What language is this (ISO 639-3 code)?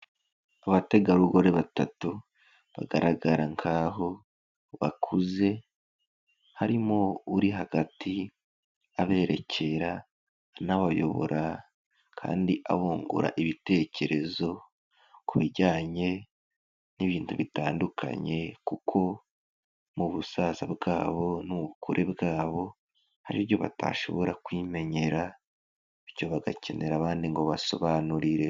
kin